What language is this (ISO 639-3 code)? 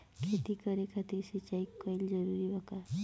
bho